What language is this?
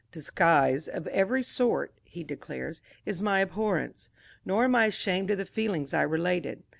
English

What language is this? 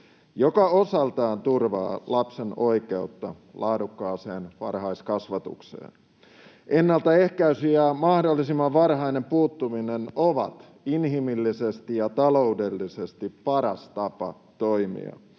Finnish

